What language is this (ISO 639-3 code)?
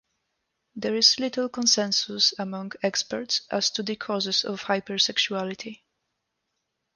eng